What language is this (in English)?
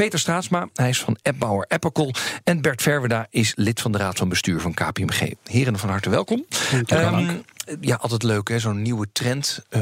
Dutch